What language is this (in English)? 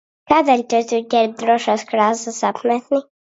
Latvian